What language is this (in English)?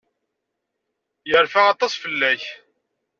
Kabyle